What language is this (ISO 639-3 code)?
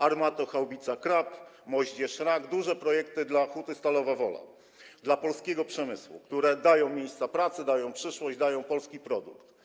pol